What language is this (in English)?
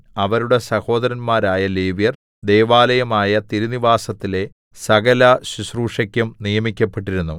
Malayalam